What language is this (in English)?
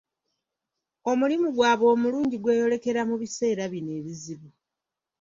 Ganda